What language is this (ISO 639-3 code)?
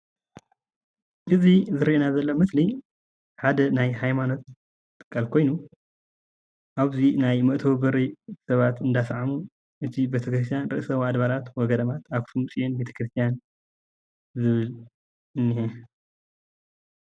tir